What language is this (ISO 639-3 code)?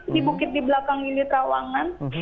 ind